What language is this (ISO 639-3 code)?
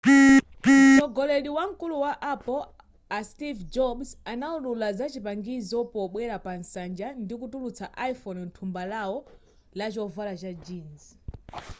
nya